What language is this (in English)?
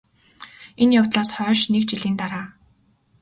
Mongolian